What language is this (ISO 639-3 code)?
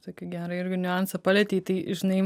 lit